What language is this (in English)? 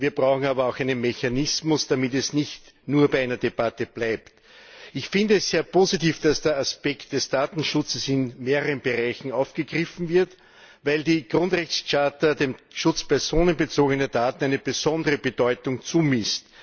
German